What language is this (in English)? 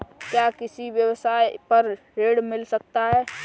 Hindi